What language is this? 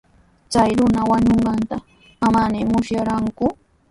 Sihuas Ancash Quechua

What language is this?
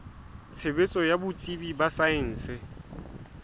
Southern Sotho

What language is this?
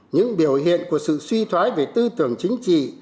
Vietnamese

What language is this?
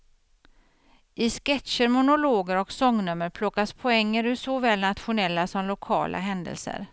Swedish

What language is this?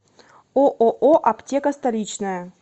Russian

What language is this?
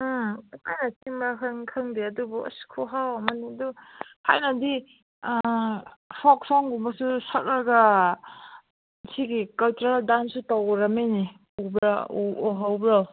Manipuri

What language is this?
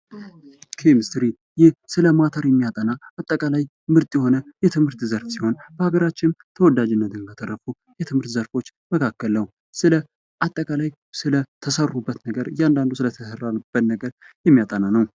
Amharic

